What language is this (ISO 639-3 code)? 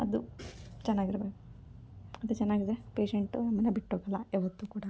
kan